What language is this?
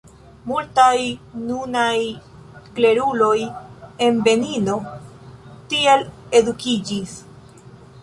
Esperanto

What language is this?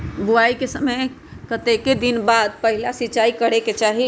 Magahi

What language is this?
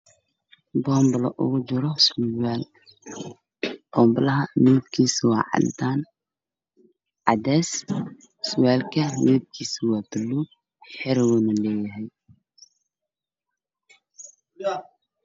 Somali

